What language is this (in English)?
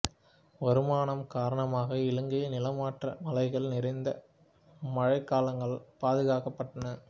Tamil